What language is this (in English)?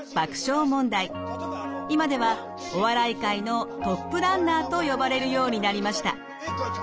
Japanese